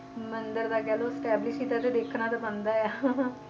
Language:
Punjabi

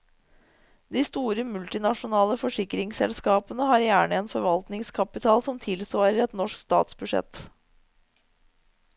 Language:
Norwegian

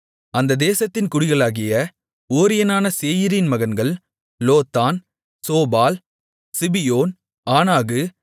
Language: Tamil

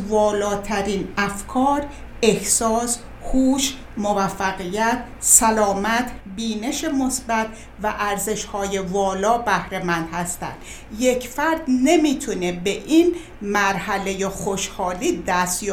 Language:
Persian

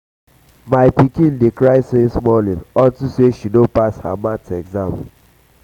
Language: Nigerian Pidgin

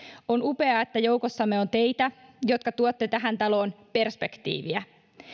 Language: Finnish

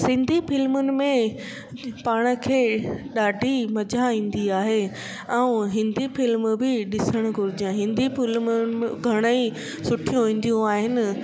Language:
Sindhi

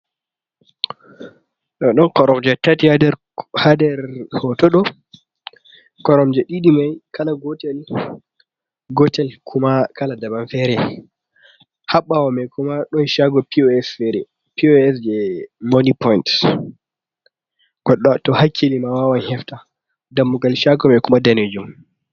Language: Fula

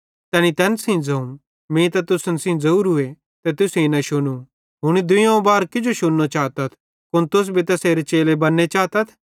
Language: Bhadrawahi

